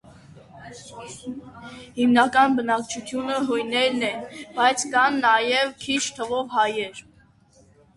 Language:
Armenian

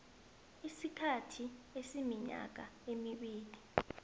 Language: South Ndebele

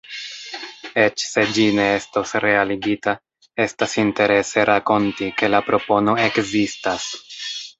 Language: Esperanto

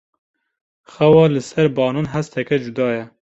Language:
Kurdish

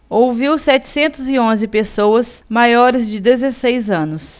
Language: Portuguese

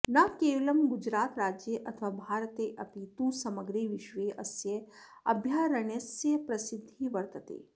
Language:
Sanskrit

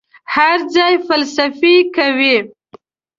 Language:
Pashto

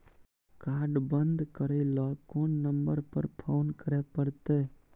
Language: Maithili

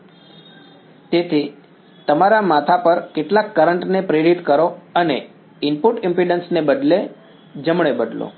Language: Gujarati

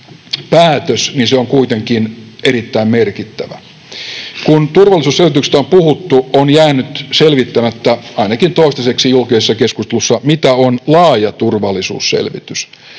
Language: Finnish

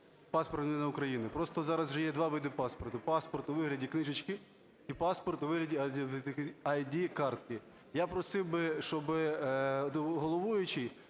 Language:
Ukrainian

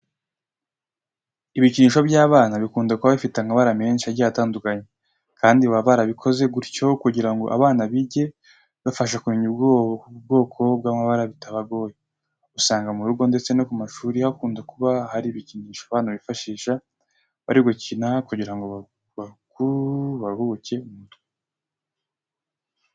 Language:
Kinyarwanda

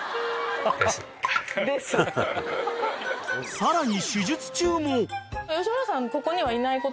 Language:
Japanese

